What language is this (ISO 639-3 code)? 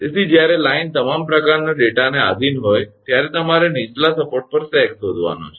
guj